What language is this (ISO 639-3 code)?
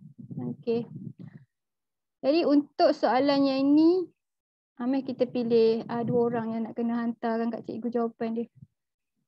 msa